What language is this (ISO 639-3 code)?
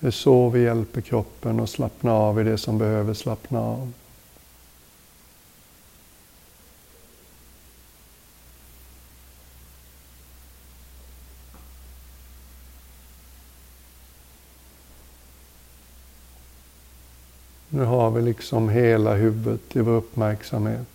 swe